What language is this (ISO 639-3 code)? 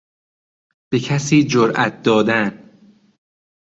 fas